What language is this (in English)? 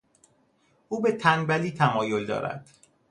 Persian